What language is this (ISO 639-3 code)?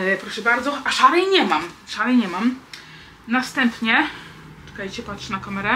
pol